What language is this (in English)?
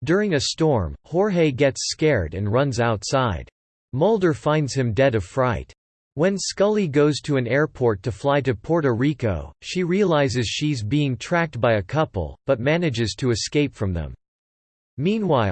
English